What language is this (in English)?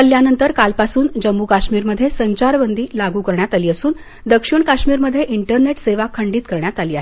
Marathi